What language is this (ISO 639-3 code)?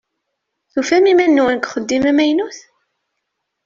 kab